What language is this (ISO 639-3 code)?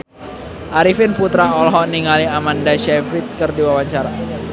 sun